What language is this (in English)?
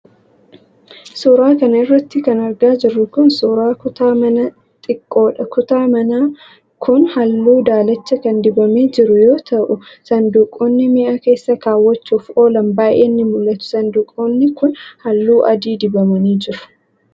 Oromo